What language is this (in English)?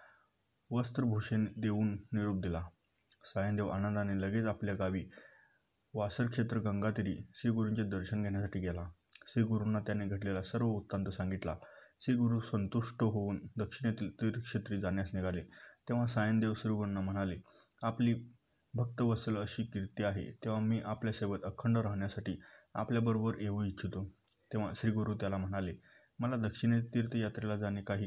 Marathi